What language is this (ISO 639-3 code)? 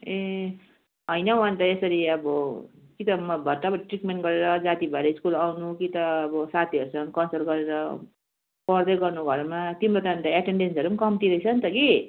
nep